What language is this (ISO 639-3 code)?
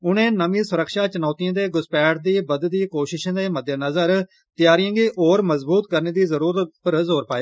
doi